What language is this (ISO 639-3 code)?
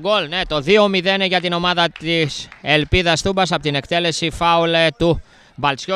ell